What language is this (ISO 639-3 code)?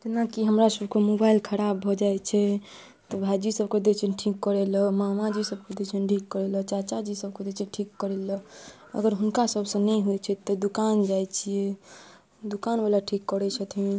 mai